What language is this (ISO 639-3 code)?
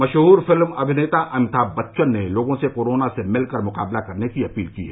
hin